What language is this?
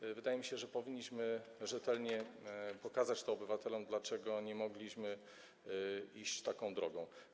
Polish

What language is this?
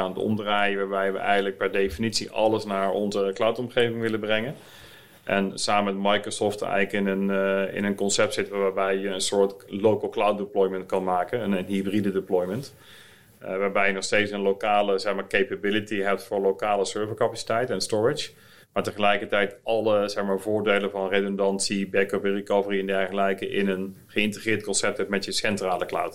Dutch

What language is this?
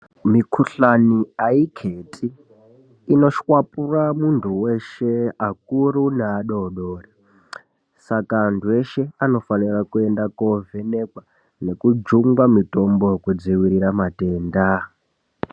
Ndau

